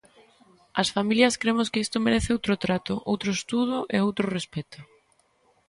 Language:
Galician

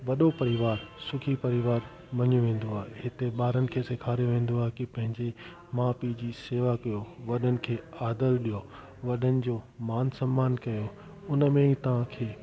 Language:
Sindhi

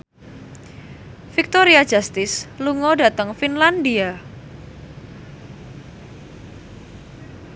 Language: Javanese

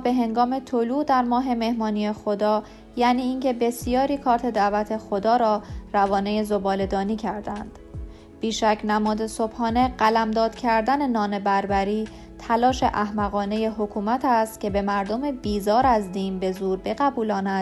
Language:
Persian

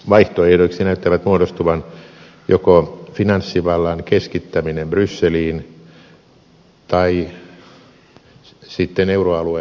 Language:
Finnish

